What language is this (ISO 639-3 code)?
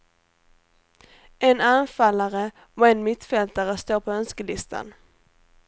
swe